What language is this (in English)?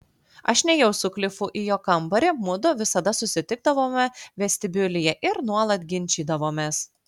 Lithuanian